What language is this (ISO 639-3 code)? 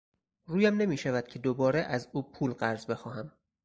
fas